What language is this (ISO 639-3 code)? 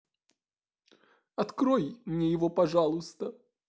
rus